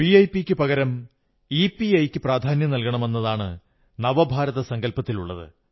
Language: Malayalam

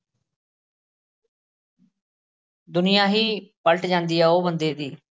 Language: Punjabi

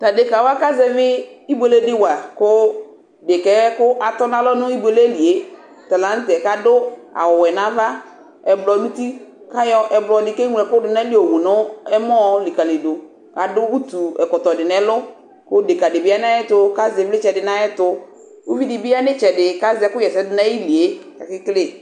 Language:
Ikposo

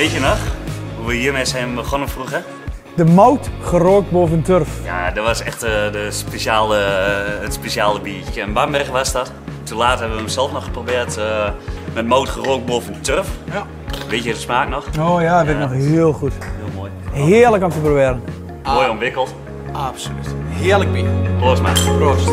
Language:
Dutch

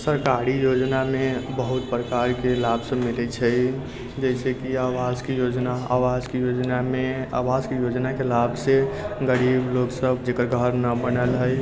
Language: Maithili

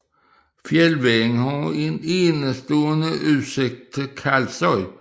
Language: Danish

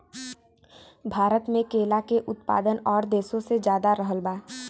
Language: Bhojpuri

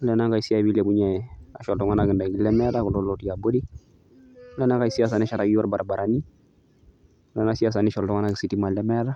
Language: Masai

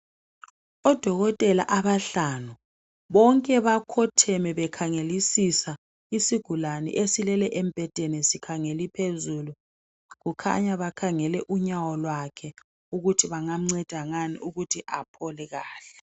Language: North Ndebele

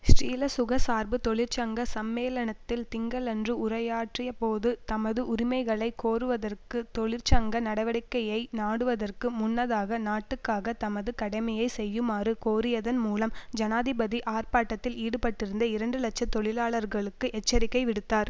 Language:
Tamil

